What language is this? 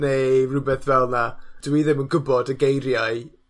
Welsh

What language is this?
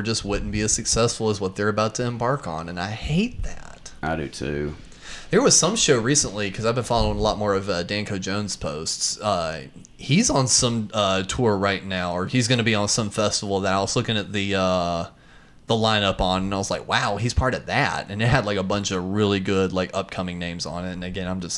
English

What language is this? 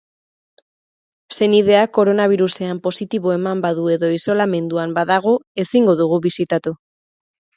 Basque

